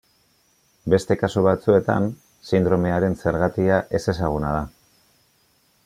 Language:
Basque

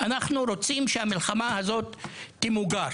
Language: Hebrew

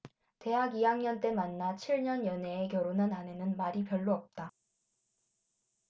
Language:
Korean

